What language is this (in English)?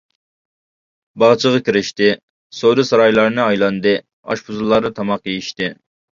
Uyghur